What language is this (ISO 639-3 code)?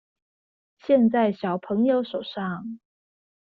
zho